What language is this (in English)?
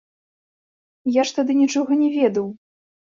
Belarusian